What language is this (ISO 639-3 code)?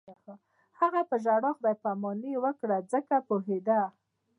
pus